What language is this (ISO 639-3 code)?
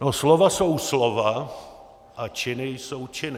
ces